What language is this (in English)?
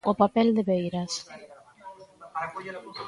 Galician